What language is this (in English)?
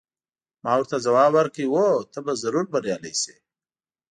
Pashto